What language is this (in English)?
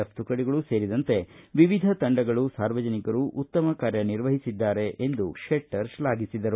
Kannada